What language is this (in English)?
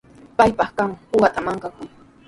Sihuas Ancash Quechua